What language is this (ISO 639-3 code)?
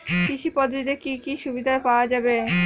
ben